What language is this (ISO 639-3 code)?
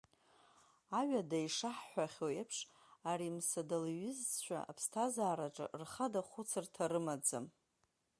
abk